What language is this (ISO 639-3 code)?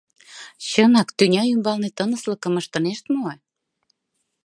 chm